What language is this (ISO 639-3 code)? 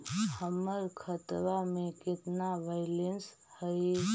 mag